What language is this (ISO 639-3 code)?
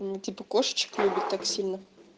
rus